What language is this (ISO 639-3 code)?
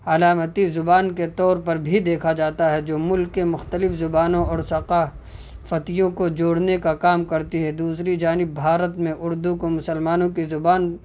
urd